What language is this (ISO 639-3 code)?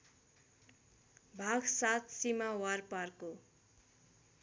nep